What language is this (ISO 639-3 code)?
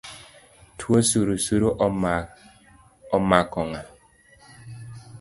luo